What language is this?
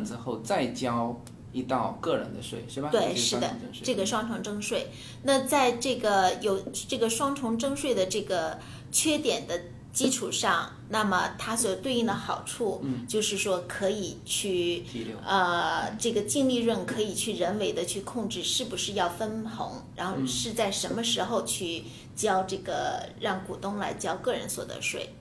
Chinese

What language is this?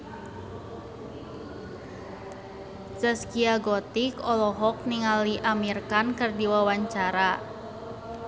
Sundanese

